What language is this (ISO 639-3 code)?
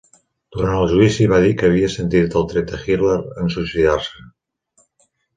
cat